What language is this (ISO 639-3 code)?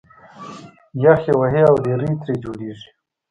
pus